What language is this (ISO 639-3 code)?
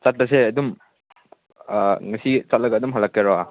mni